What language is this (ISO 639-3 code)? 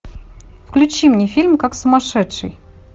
rus